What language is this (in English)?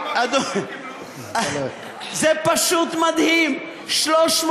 Hebrew